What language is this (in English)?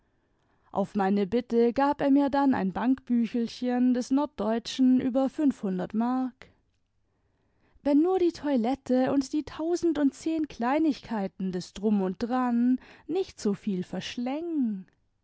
German